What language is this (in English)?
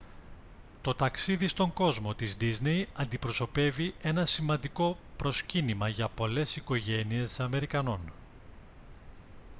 Greek